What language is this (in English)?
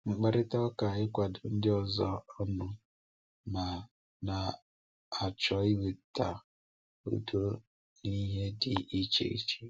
Igbo